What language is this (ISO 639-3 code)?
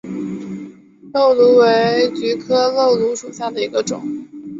zho